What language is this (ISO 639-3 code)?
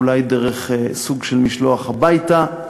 heb